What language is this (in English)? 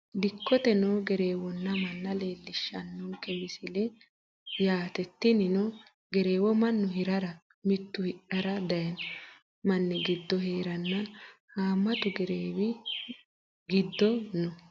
Sidamo